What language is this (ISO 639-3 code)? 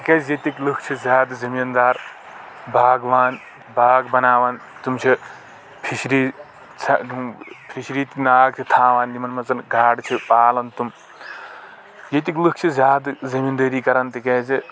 kas